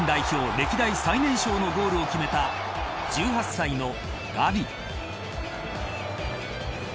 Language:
Japanese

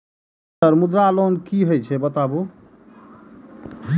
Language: Maithili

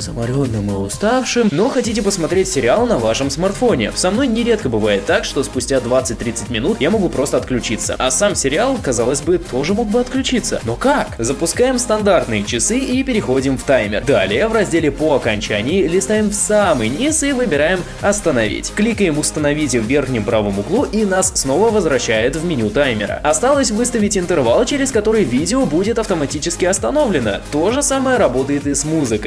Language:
Russian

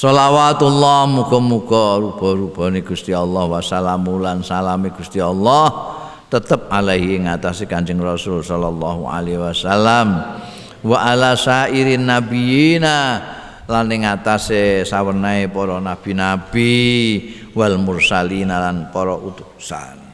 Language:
Indonesian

